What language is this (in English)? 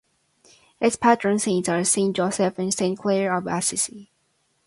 English